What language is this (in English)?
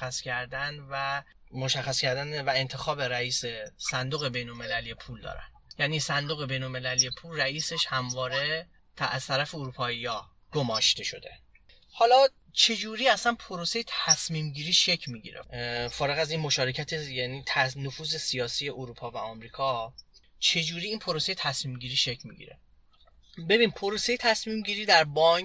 Persian